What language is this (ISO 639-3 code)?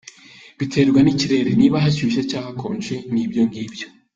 kin